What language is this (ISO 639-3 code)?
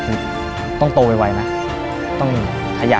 tha